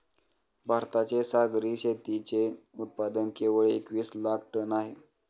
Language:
Marathi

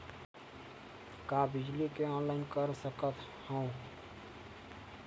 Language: Chhattisgarhi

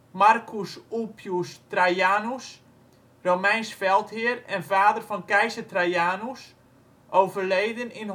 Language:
Dutch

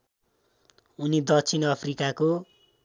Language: Nepali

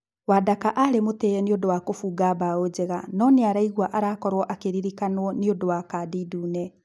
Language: Kikuyu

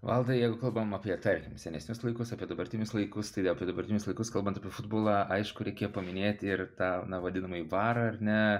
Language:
Lithuanian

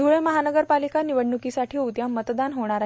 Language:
Marathi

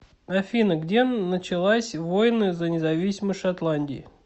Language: Russian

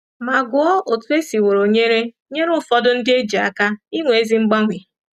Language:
Igbo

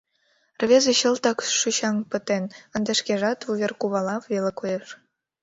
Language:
Mari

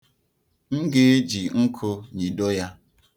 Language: Igbo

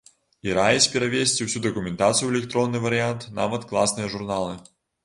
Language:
Belarusian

